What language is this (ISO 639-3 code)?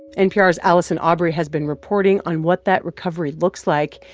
eng